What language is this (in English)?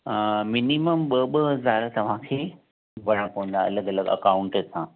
Sindhi